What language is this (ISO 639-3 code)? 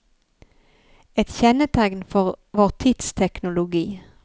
nor